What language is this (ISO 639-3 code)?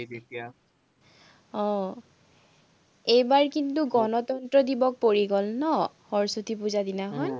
asm